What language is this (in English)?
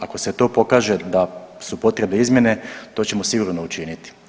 Croatian